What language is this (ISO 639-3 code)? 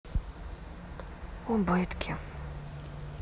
rus